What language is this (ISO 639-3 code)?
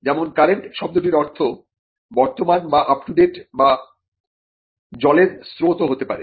ben